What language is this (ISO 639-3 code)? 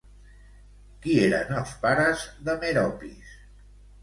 cat